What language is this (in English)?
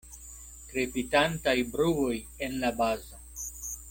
Esperanto